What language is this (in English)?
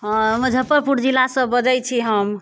Maithili